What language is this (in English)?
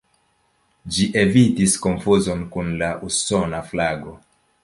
Esperanto